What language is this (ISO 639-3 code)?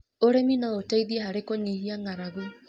kik